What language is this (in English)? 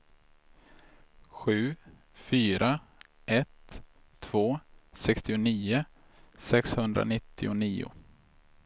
Swedish